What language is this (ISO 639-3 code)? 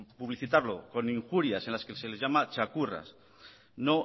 spa